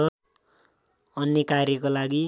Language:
Nepali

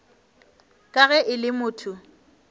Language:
Northern Sotho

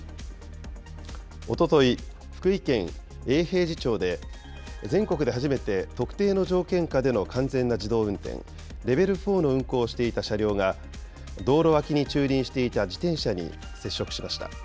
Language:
Japanese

